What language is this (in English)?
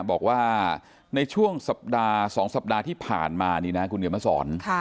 Thai